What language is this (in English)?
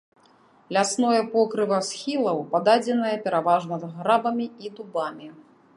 Belarusian